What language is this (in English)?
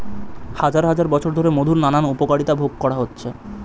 Bangla